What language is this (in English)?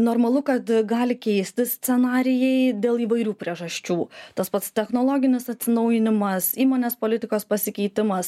Lithuanian